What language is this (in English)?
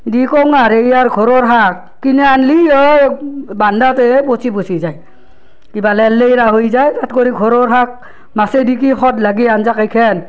Assamese